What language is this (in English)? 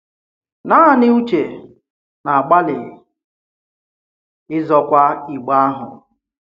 Igbo